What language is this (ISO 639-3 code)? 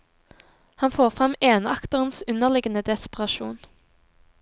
nor